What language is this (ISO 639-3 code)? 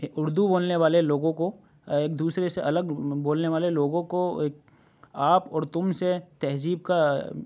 urd